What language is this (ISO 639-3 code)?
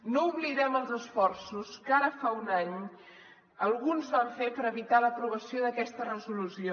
cat